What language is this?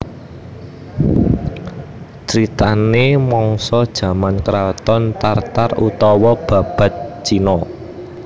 Javanese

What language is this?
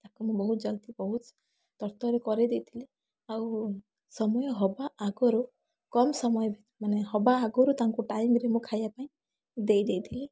Odia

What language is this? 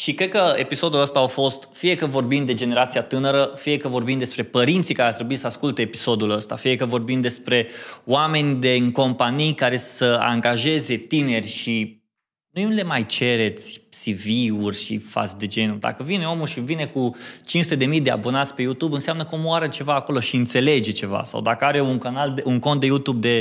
Romanian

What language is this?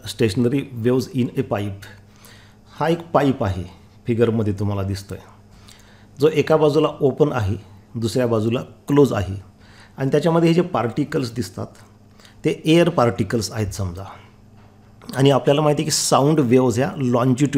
Hindi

